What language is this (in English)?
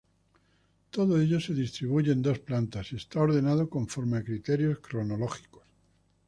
Spanish